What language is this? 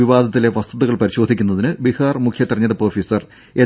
Malayalam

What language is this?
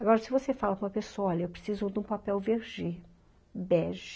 Portuguese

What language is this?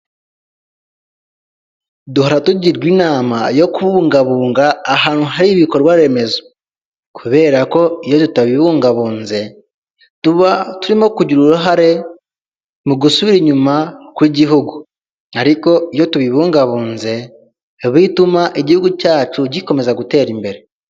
Kinyarwanda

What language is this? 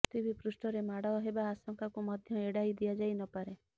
Odia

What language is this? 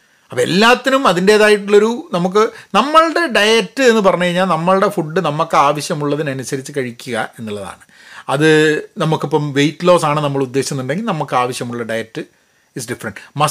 Malayalam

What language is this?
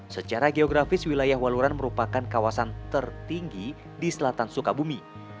Indonesian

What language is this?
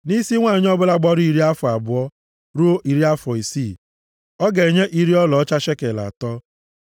Igbo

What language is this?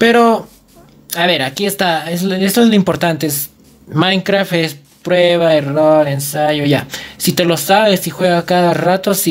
Spanish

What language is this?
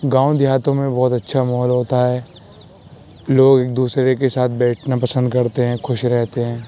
Urdu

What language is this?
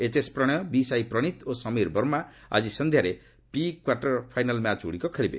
Odia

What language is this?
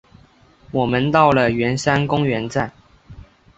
Chinese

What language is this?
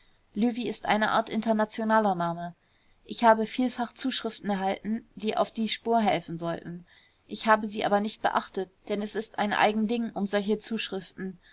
German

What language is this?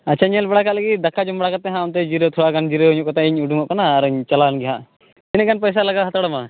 Santali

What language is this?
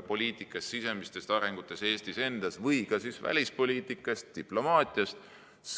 Estonian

